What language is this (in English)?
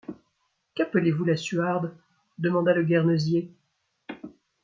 French